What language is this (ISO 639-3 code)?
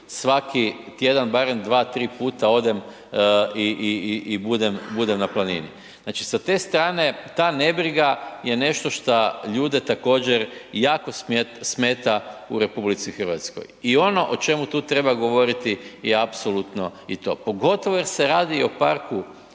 hrv